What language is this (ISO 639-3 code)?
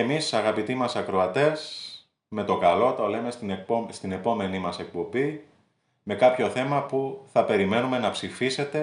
ell